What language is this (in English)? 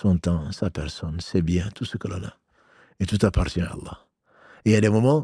French